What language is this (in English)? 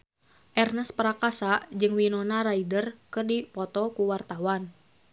Sundanese